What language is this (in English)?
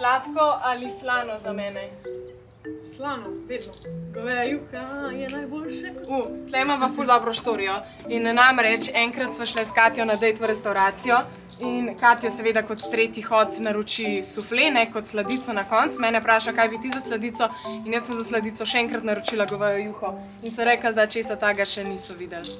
Slovenian